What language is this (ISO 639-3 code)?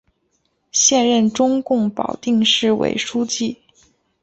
zho